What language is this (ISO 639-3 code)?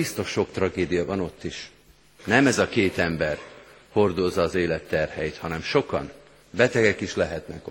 hun